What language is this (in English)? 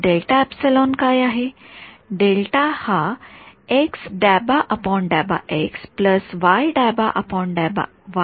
Marathi